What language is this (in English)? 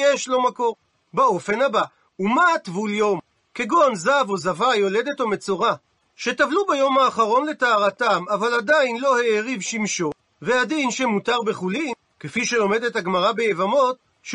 Hebrew